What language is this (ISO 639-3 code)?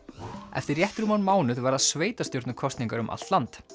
isl